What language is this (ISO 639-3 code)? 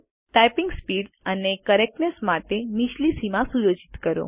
guj